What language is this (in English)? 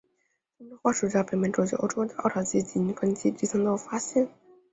Chinese